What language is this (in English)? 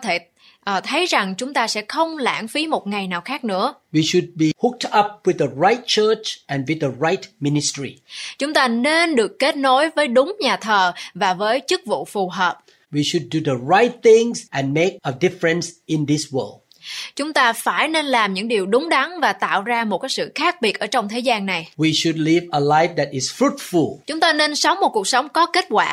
Vietnamese